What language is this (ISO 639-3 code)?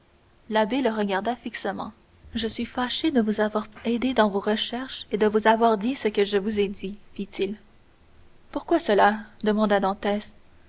fra